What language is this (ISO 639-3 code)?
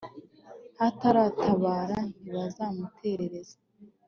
kin